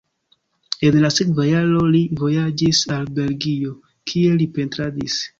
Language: Esperanto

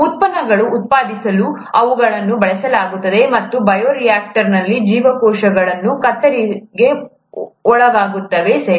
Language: Kannada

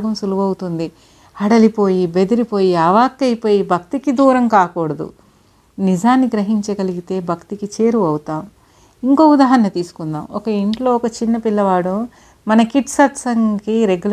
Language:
Telugu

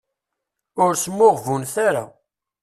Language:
Kabyle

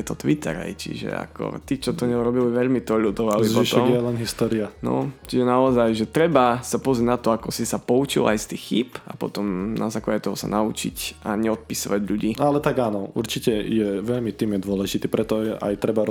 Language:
Slovak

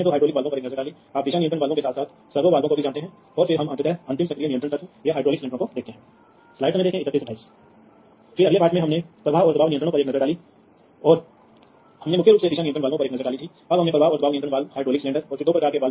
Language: Hindi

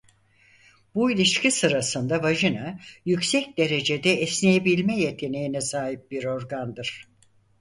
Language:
Turkish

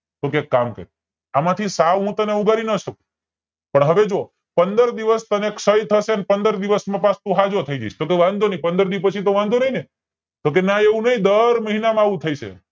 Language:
Gujarati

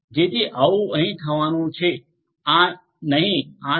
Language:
Gujarati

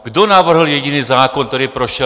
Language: Czech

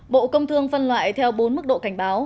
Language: Vietnamese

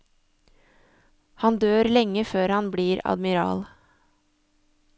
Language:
Norwegian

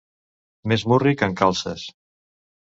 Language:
Catalan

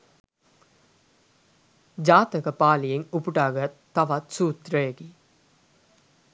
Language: Sinhala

